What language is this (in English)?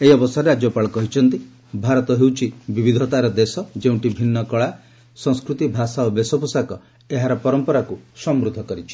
Odia